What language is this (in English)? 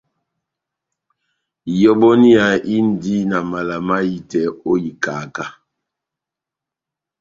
Batanga